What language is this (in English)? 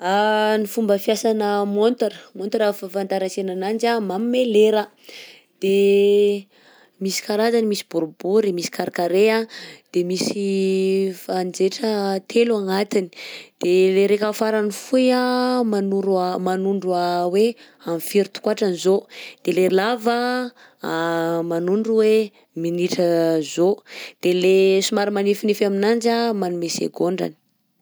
Southern Betsimisaraka Malagasy